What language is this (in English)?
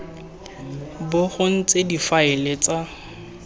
Tswana